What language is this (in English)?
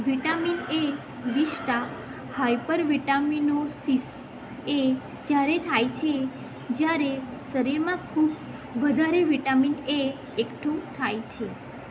Gujarati